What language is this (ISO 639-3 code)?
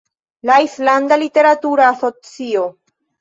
epo